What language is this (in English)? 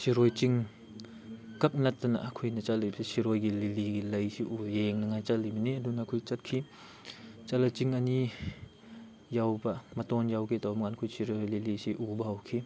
Manipuri